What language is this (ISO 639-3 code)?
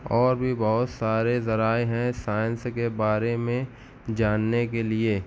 urd